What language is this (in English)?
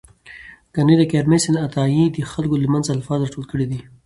Pashto